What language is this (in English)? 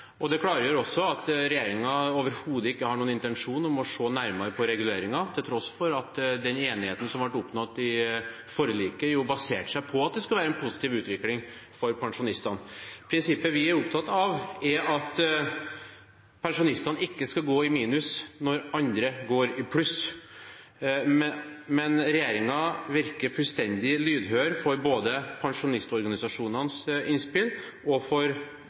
Norwegian Bokmål